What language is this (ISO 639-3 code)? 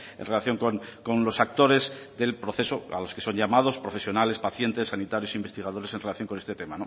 spa